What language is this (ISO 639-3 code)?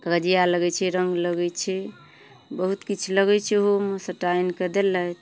mai